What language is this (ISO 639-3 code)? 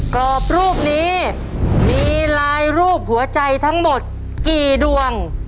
tha